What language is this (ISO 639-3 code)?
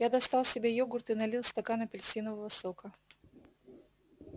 rus